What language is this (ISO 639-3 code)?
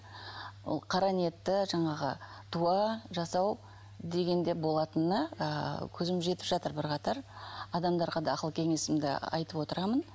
kaz